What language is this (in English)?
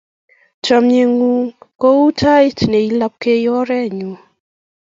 Kalenjin